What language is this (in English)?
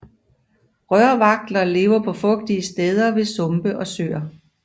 Danish